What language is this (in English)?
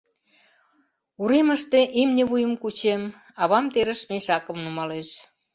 Mari